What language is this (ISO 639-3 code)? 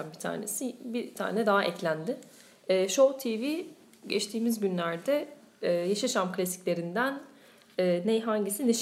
tur